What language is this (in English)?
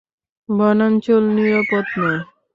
Bangla